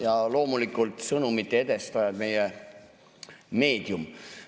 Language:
Estonian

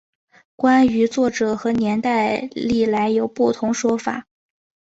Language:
Chinese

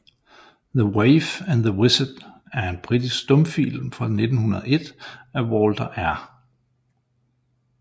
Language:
Danish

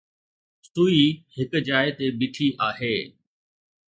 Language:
Sindhi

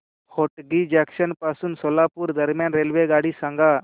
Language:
Marathi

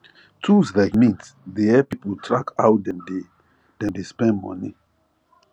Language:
Nigerian Pidgin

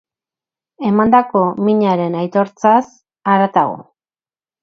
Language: Basque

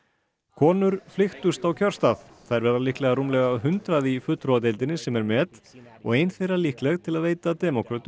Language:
Icelandic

